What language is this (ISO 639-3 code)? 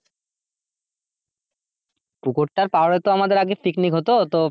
ben